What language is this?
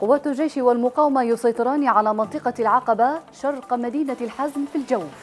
Arabic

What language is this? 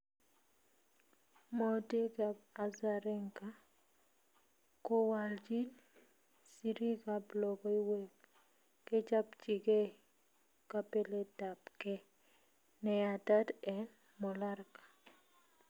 Kalenjin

